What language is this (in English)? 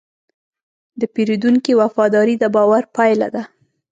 Pashto